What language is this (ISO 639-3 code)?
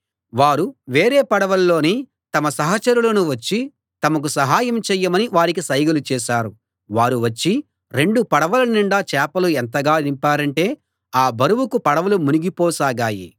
tel